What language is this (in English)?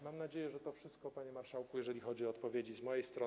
Polish